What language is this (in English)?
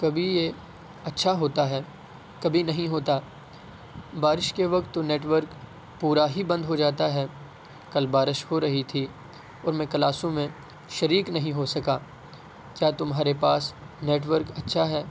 Urdu